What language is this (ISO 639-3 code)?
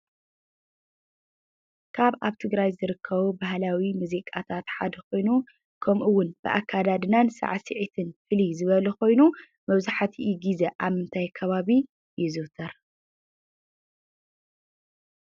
tir